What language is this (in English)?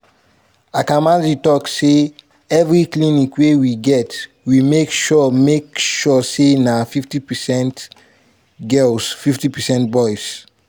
Nigerian Pidgin